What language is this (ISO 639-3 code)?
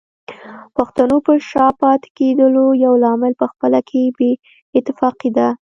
pus